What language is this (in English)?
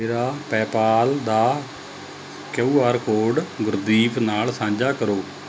Punjabi